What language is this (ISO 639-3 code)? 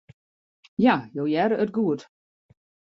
fry